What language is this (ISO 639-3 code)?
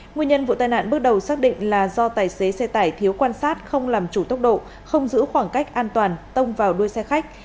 vie